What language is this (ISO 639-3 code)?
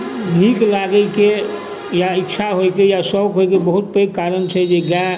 mai